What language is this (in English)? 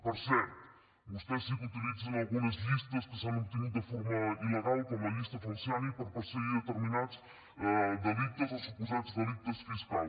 Catalan